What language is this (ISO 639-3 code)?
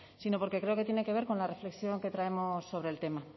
spa